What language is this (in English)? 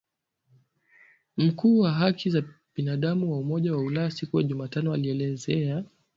Swahili